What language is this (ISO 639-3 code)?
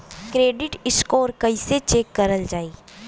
bho